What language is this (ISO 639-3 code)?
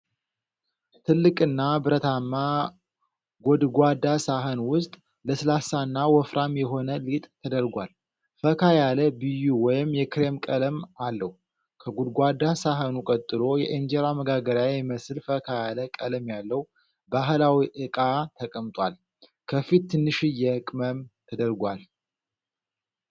amh